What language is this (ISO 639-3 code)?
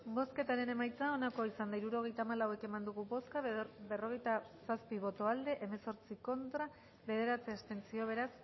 eus